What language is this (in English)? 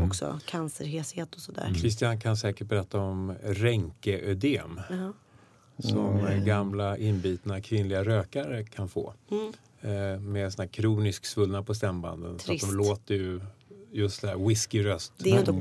Swedish